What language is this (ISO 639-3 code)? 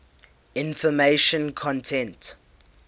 eng